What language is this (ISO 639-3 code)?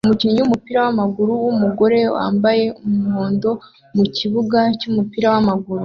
kin